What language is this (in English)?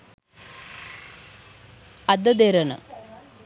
Sinhala